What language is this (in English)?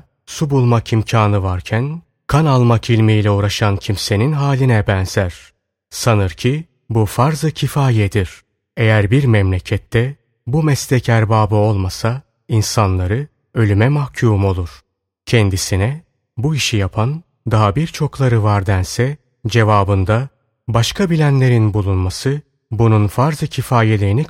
Turkish